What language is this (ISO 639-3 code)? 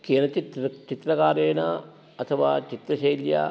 san